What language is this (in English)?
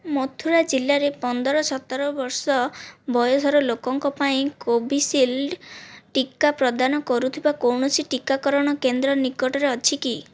Odia